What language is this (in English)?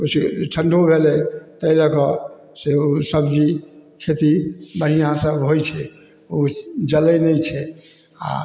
Maithili